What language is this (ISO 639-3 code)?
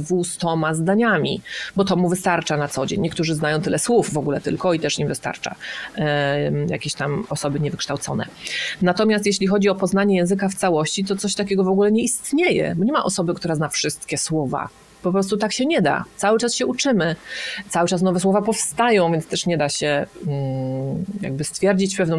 pol